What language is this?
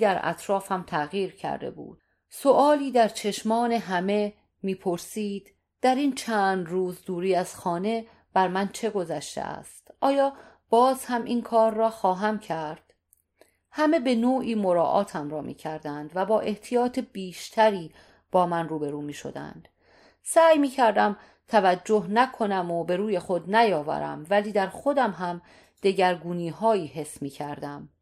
Persian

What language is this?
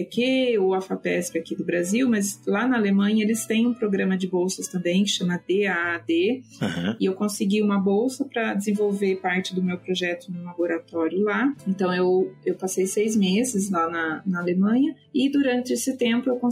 Portuguese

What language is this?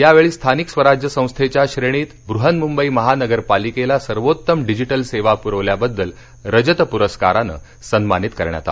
Marathi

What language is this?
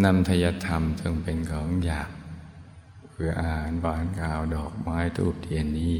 Thai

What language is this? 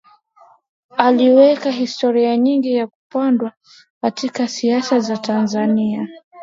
Swahili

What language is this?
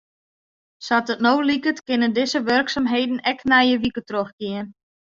Western Frisian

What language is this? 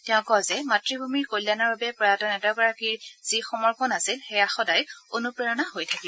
Assamese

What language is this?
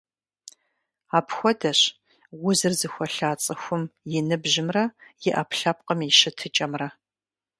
Kabardian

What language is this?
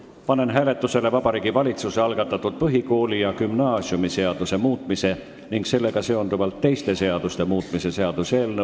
Estonian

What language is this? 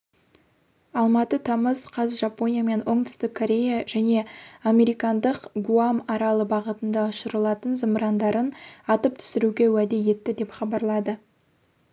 Kazakh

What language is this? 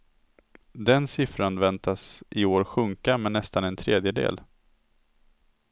Swedish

